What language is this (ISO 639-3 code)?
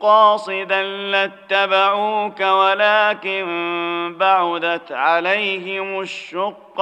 ara